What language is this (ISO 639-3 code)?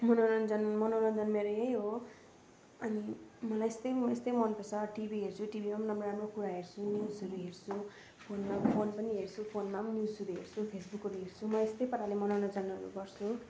nep